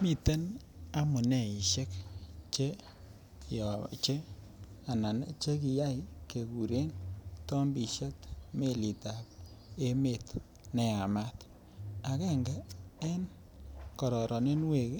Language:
Kalenjin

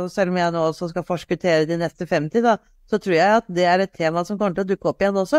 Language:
Norwegian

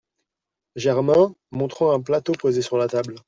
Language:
French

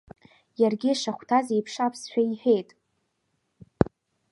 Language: Abkhazian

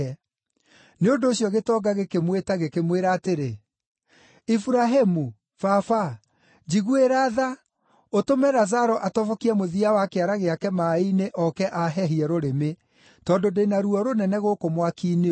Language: Kikuyu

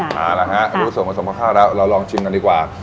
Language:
Thai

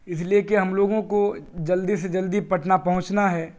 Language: Urdu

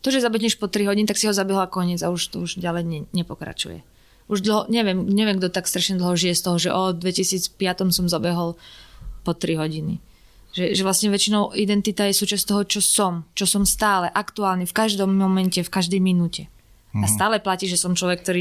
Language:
Slovak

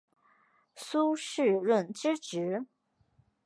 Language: Chinese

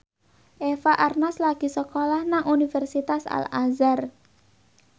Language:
Javanese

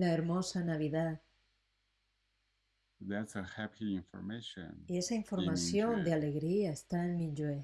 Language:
Spanish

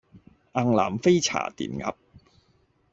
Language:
Cantonese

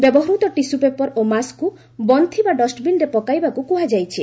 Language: Odia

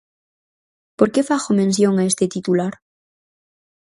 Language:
Galician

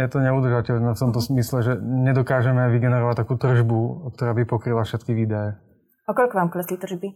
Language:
Slovak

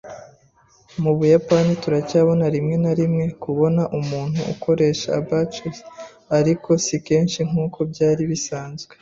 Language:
Kinyarwanda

